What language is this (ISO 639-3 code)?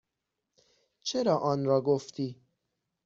fas